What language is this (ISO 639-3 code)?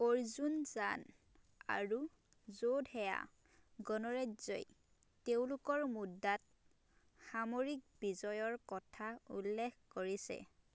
asm